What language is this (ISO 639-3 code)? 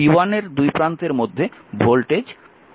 ben